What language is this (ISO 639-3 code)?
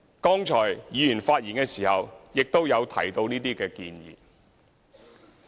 yue